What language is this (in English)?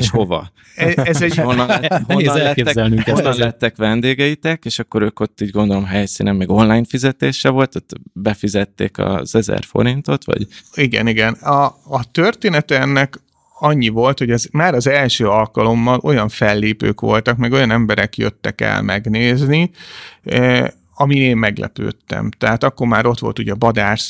Hungarian